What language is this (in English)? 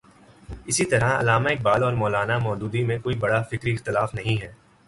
Urdu